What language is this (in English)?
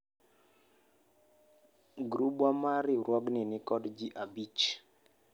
Luo (Kenya and Tanzania)